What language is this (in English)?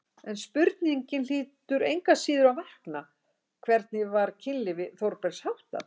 Icelandic